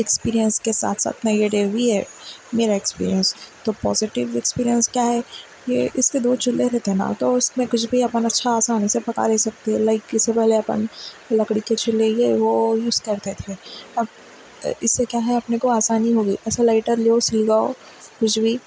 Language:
Urdu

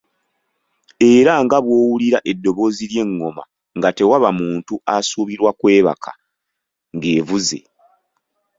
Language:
Ganda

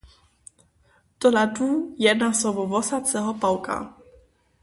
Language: Upper Sorbian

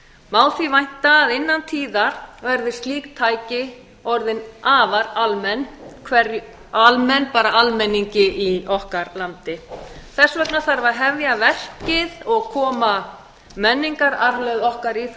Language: Icelandic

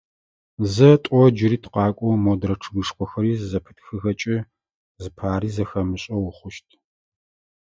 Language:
Adyghe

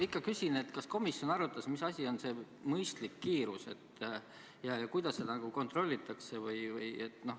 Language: Estonian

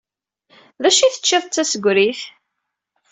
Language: Kabyle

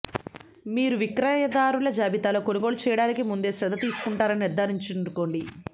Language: Telugu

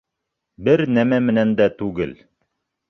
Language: Bashkir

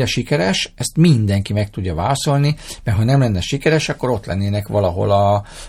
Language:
Hungarian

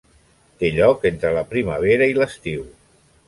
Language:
Catalan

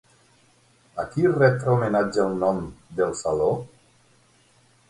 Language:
Catalan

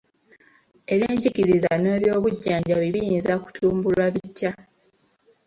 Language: Ganda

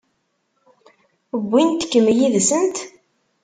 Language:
Kabyle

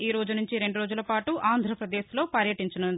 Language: Telugu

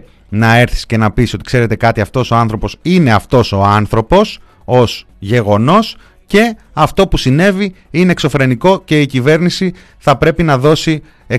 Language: Greek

